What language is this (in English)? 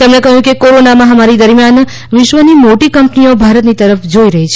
Gujarati